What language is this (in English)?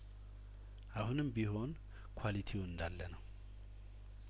Amharic